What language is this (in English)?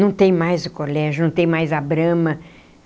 Portuguese